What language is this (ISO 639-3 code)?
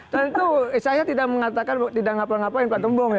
ind